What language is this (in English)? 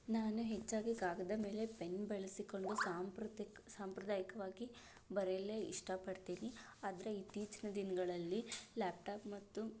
Kannada